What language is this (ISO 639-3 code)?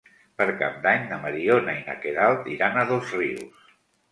cat